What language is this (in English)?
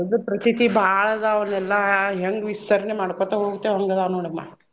Kannada